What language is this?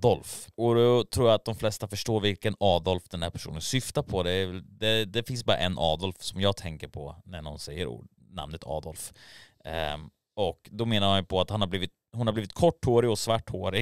Swedish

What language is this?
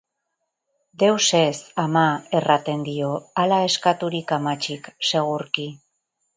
Basque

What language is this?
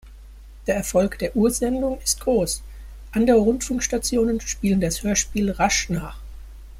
German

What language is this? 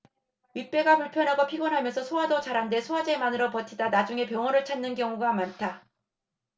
Korean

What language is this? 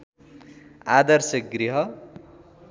Nepali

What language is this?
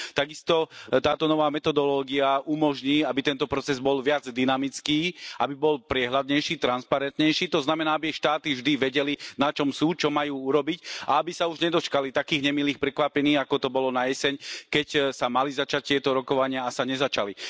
Slovak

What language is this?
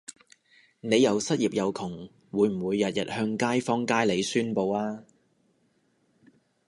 Cantonese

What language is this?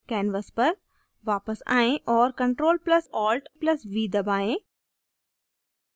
Hindi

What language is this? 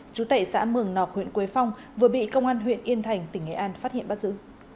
Vietnamese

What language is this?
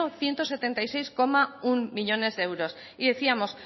Spanish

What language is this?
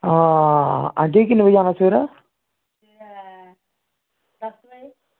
Dogri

